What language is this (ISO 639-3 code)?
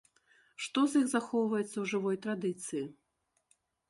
bel